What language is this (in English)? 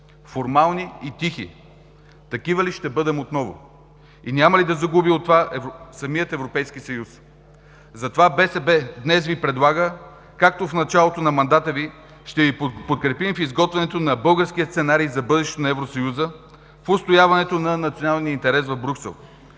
Bulgarian